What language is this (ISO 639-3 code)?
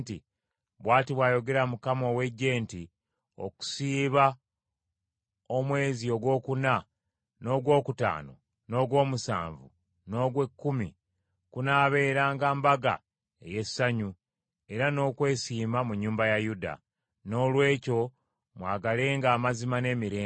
lug